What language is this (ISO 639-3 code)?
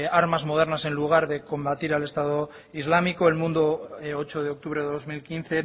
spa